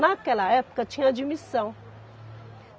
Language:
Portuguese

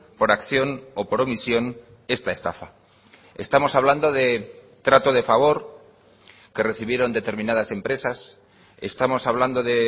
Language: Spanish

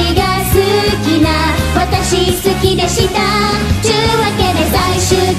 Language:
Indonesian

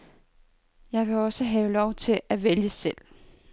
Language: Danish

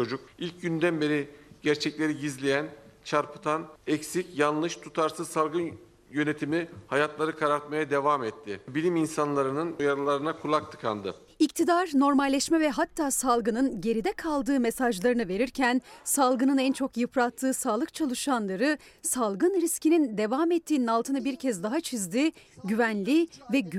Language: Turkish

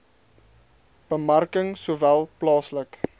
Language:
Afrikaans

